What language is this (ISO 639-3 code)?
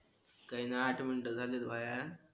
mar